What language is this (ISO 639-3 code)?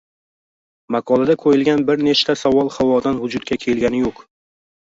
uzb